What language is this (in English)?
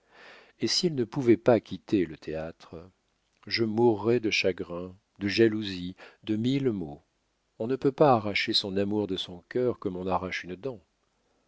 French